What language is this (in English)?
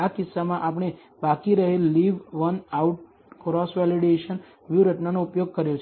Gujarati